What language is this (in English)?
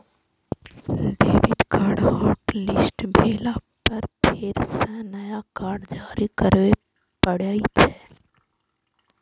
Maithili